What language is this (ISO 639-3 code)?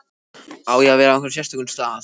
isl